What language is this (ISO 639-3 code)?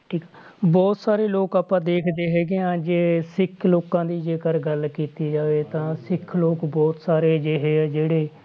pan